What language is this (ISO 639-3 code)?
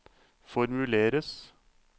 nor